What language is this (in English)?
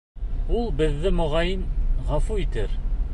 Bashkir